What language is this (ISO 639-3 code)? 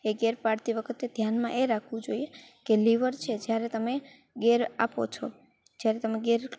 guj